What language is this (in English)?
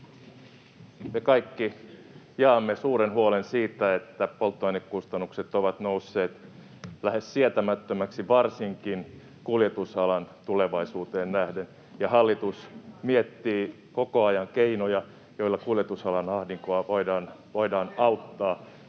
Finnish